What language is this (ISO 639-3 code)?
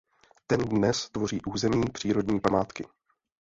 ces